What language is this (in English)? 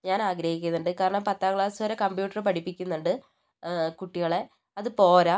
Malayalam